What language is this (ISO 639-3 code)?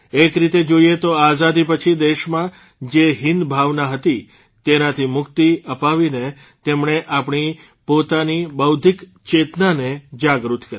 guj